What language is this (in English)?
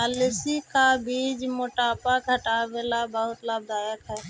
Magahi